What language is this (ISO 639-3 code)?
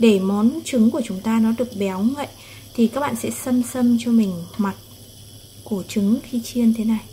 vie